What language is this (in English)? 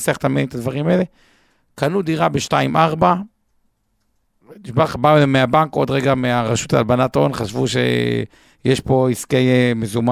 Hebrew